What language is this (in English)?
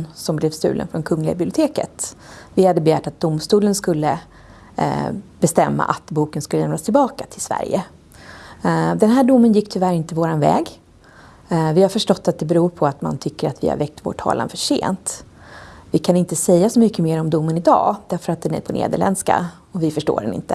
Swedish